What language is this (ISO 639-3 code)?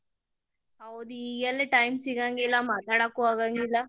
kan